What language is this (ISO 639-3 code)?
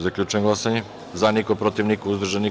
srp